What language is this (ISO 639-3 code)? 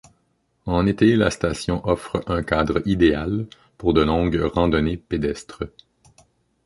fra